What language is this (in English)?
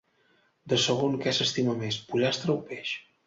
Catalan